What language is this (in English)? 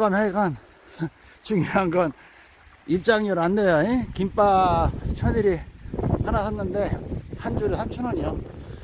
Korean